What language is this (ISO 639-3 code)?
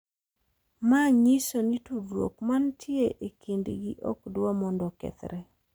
luo